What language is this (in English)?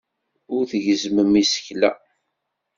Kabyle